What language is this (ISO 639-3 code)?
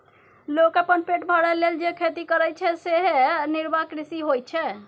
mai